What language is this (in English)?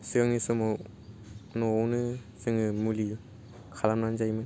Bodo